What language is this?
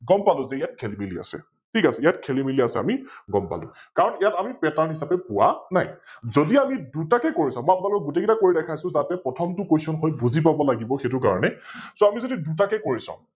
Assamese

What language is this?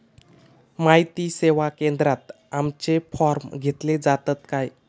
Marathi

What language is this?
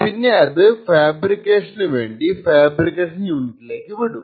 Malayalam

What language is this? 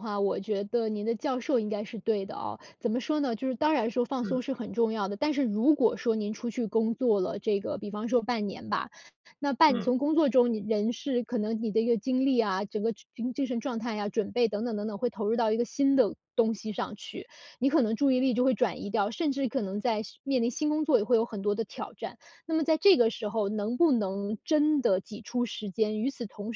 Chinese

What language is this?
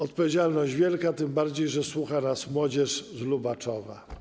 Polish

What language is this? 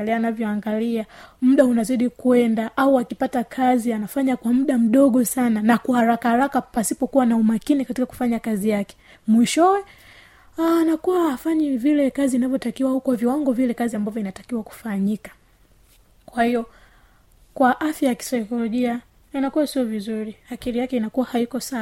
Swahili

